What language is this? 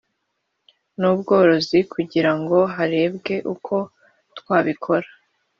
Kinyarwanda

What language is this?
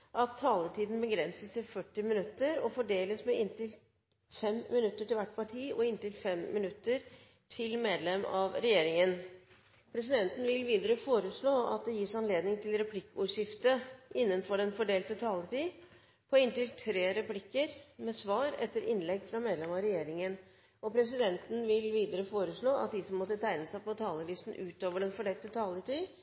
Norwegian Bokmål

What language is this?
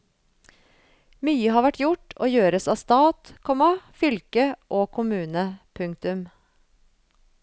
Norwegian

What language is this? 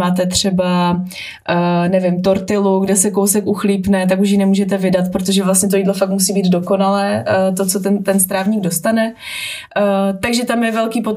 Czech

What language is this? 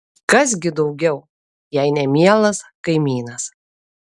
Lithuanian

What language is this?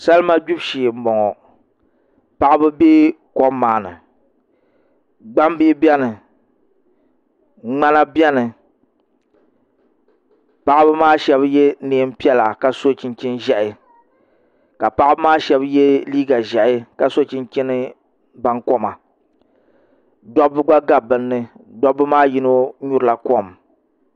Dagbani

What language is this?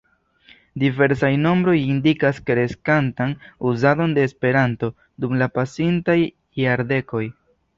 Esperanto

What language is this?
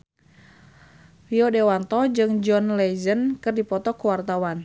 Sundanese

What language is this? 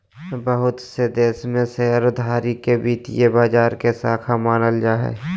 Magahi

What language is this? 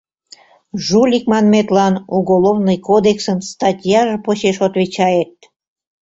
Mari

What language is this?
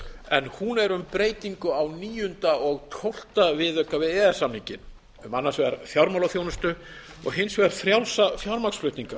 Icelandic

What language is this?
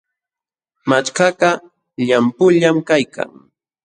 Jauja Wanca Quechua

